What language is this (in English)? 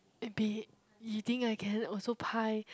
English